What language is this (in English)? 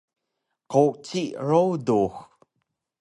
Taroko